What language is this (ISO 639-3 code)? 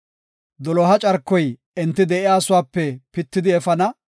gof